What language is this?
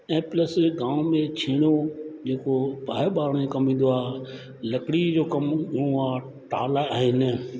Sindhi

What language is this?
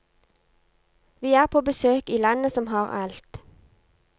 Norwegian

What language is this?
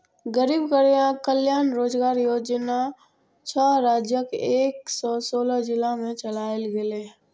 Maithili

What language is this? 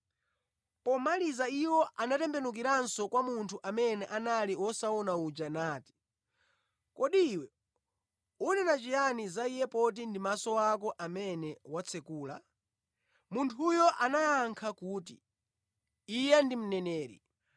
Nyanja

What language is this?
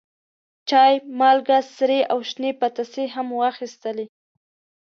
Pashto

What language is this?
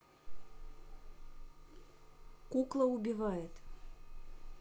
Russian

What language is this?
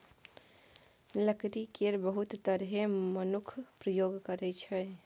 Maithili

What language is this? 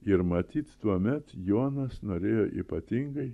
Lithuanian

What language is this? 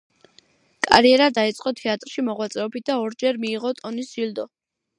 Georgian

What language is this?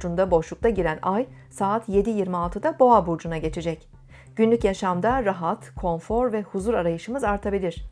Turkish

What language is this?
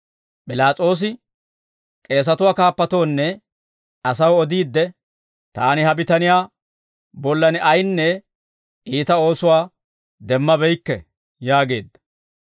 Dawro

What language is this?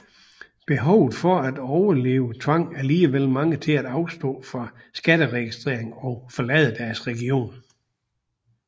Danish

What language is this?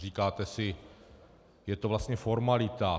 Czech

